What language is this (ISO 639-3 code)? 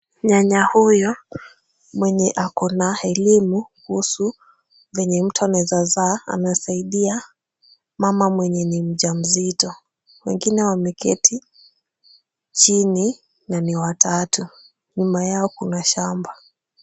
swa